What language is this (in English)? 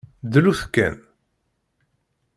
Kabyle